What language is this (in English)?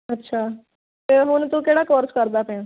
Punjabi